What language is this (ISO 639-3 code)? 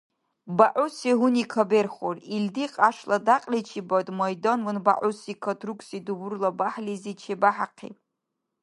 dar